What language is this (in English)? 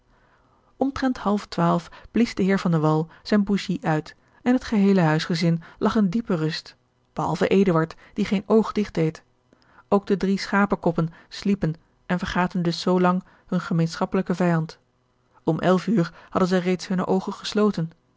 Dutch